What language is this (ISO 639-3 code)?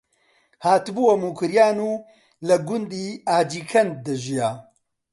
ckb